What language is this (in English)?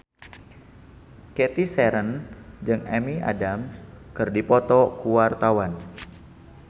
Sundanese